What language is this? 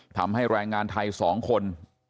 Thai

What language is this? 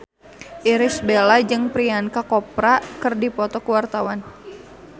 Sundanese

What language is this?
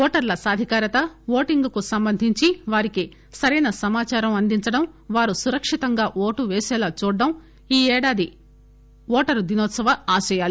Telugu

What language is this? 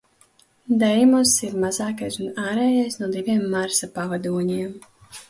Latvian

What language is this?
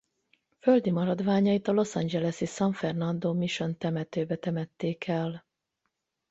Hungarian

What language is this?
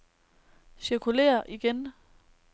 Danish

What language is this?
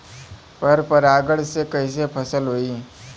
Bhojpuri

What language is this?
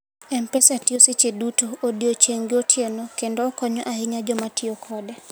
Luo (Kenya and Tanzania)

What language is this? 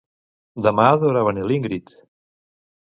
Catalan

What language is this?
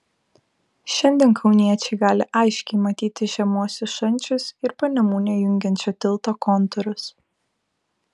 Lithuanian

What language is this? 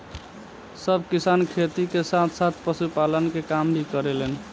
Bhojpuri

